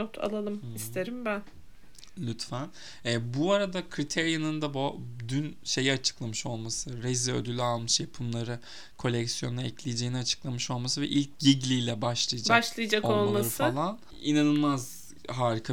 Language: Turkish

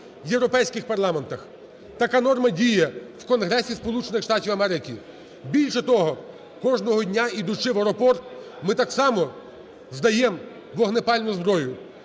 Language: Ukrainian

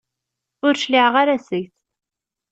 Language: Kabyle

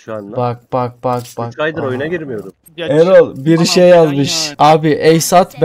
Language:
Turkish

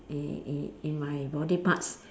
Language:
English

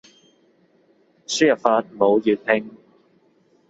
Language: Cantonese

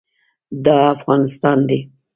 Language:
Pashto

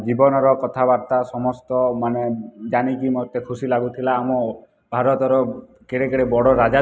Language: Odia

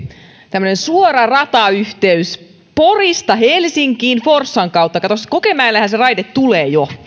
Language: Finnish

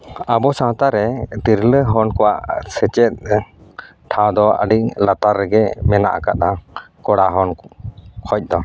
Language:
Santali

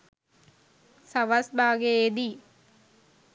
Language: Sinhala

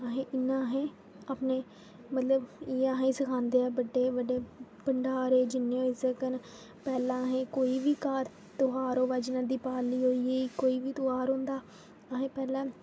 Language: Dogri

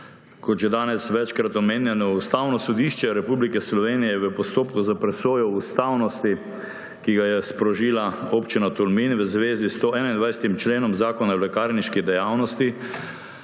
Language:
Slovenian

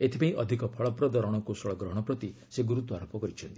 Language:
Odia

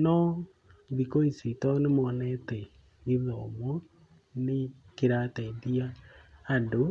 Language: Kikuyu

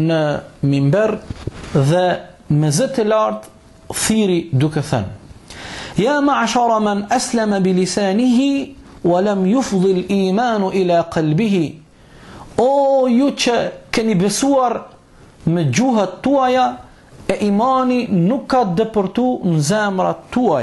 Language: Arabic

